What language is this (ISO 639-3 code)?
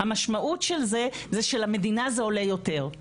heb